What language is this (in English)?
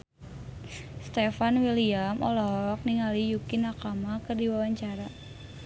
Sundanese